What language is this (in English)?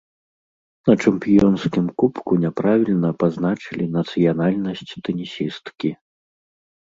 Belarusian